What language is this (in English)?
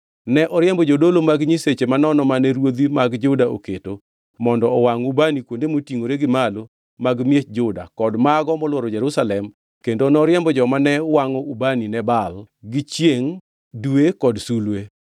Luo (Kenya and Tanzania)